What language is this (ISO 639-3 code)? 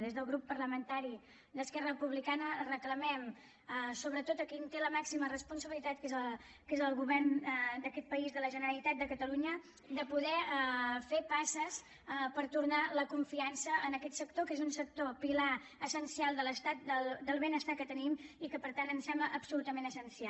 cat